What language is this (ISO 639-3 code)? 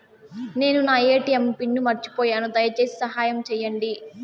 tel